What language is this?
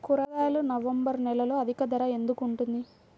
Telugu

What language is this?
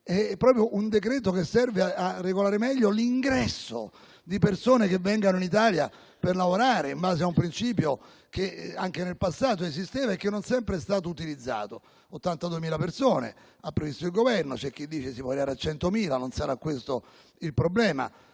Italian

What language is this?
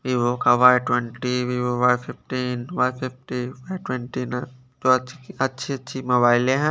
Hindi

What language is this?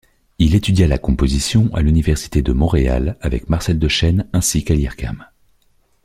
French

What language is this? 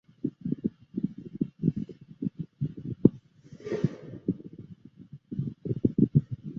Chinese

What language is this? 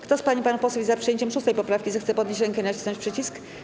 Polish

